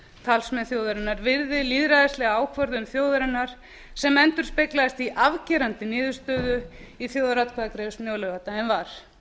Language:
Icelandic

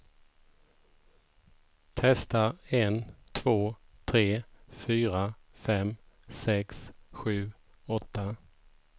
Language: Swedish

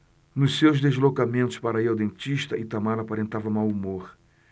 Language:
Portuguese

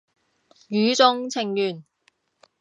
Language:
Cantonese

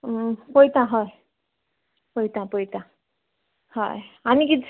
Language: Konkani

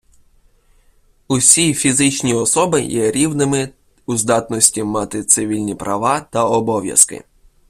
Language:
Ukrainian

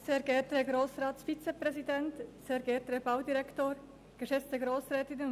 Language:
Swiss German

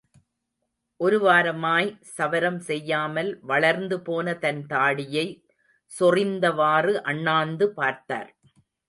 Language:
Tamil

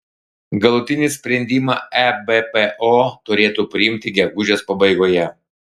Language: Lithuanian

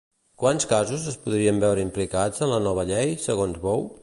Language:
Catalan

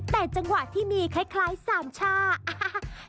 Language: Thai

